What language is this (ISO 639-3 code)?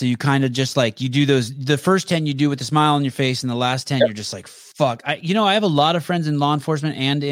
eng